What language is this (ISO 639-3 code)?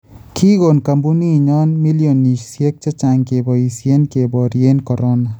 kln